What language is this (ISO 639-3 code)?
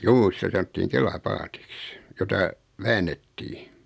fin